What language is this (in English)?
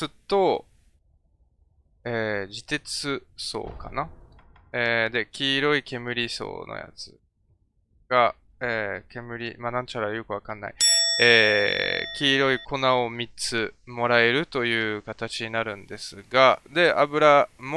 Japanese